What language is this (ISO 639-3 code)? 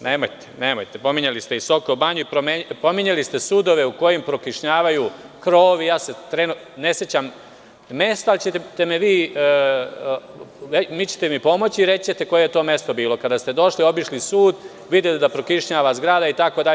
srp